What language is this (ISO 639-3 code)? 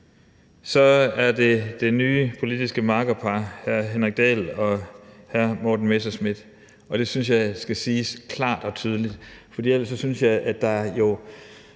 dan